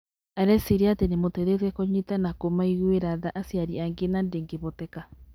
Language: Kikuyu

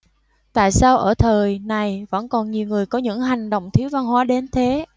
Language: Vietnamese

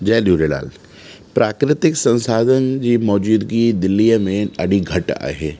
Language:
Sindhi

